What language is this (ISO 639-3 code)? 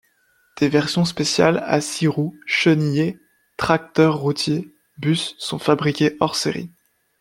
fra